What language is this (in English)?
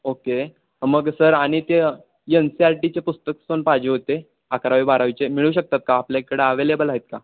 Marathi